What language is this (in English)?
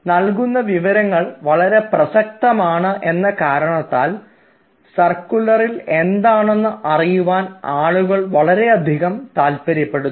Malayalam